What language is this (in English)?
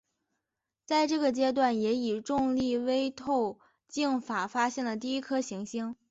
Chinese